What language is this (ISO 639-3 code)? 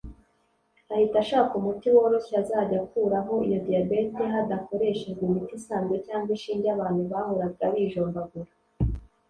kin